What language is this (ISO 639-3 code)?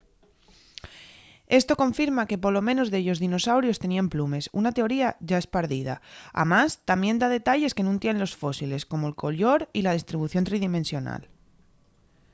ast